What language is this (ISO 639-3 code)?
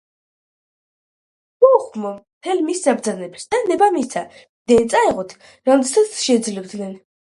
kat